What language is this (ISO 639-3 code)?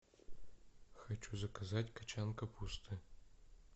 rus